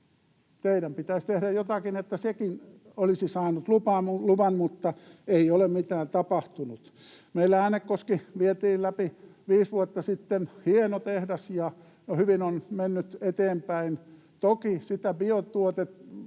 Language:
Finnish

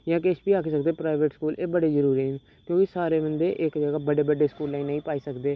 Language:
Dogri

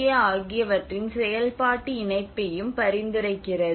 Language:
Tamil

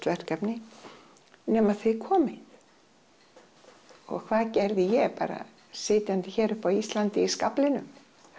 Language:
Icelandic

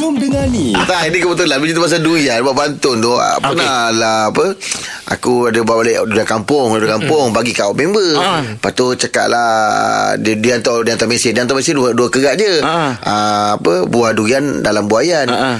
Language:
Malay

